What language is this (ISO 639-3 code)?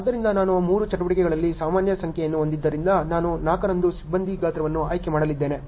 kan